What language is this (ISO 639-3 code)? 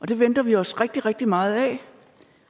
dan